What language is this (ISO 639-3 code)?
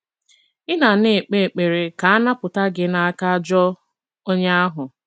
ibo